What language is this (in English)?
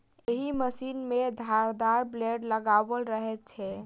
Maithili